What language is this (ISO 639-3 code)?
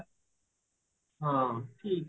ori